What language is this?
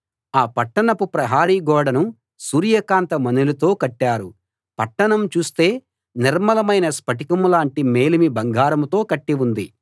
Telugu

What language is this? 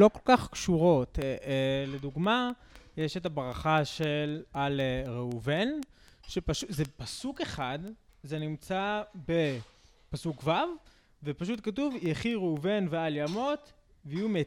Hebrew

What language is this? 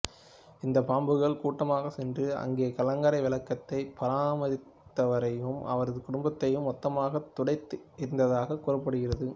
Tamil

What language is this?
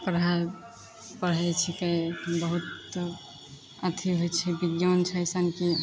Maithili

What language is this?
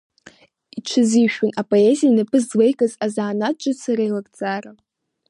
Abkhazian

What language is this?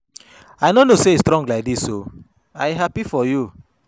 Nigerian Pidgin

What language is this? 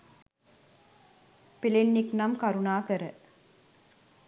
Sinhala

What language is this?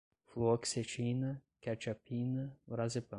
Portuguese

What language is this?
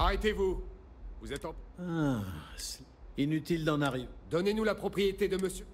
French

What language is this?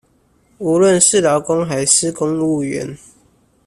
Chinese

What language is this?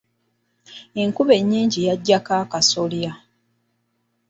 Ganda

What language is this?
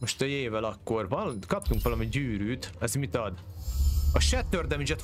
Hungarian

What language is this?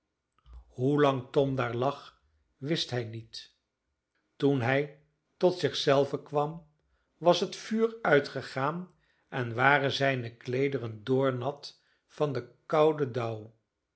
Dutch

